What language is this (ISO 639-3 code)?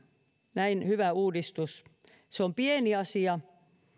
fin